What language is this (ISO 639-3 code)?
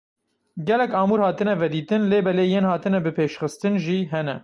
kur